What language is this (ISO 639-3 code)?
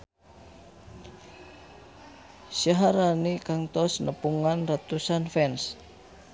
sun